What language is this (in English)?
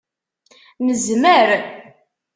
Kabyle